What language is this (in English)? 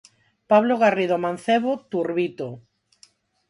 Galician